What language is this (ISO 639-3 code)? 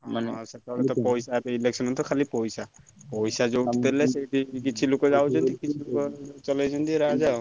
ori